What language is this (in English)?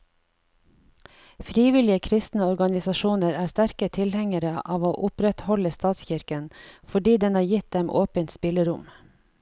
Norwegian